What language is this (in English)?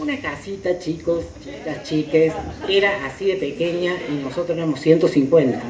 Spanish